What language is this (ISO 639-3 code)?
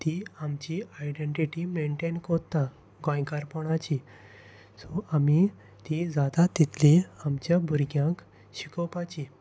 kok